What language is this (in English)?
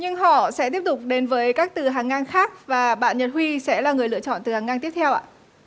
Vietnamese